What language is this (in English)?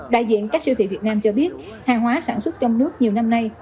Vietnamese